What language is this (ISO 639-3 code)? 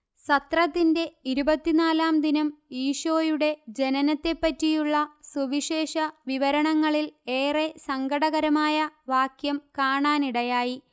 mal